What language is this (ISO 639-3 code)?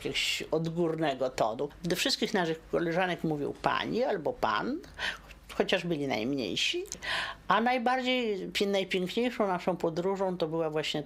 pol